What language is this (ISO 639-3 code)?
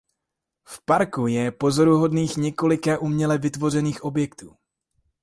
ces